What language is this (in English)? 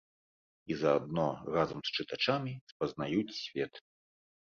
Belarusian